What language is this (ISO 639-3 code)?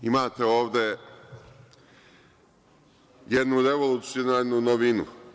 srp